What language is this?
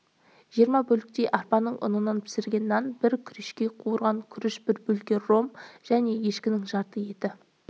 Kazakh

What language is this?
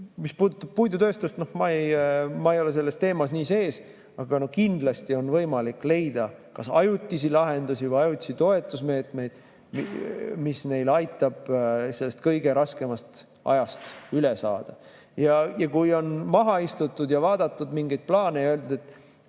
Estonian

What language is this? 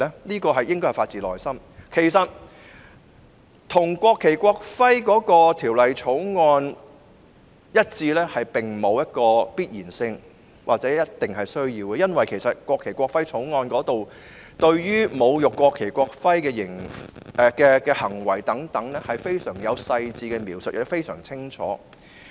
Cantonese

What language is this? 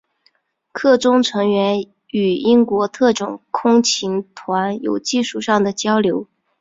Chinese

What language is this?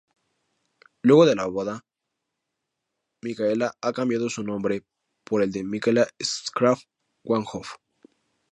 Spanish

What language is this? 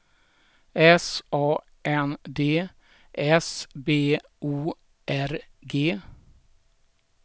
Swedish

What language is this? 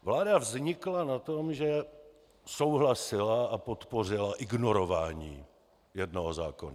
Czech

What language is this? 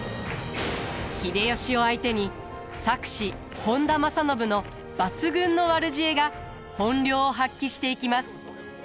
Japanese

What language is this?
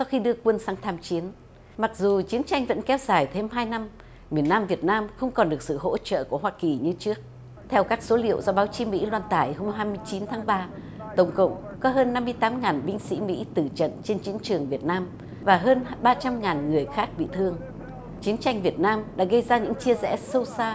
Vietnamese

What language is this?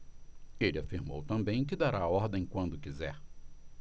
Portuguese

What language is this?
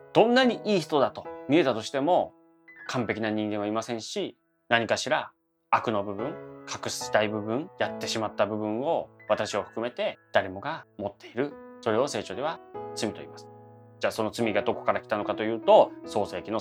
Japanese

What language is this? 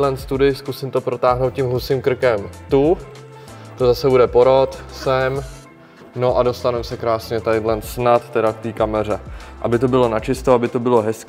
Czech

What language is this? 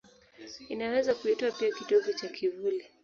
Swahili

